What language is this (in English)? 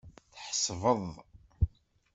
Kabyle